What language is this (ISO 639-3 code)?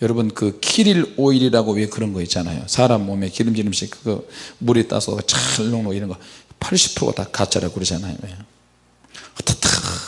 kor